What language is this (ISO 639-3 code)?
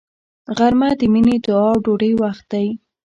pus